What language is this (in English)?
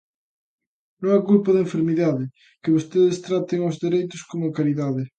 Galician